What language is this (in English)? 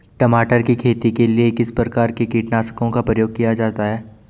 Hindi